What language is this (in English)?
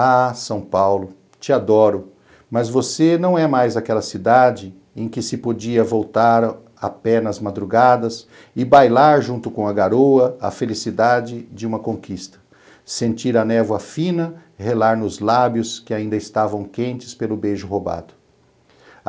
Portuguese